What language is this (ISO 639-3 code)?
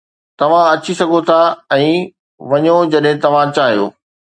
snd